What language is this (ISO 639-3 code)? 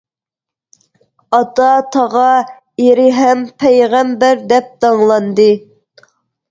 uig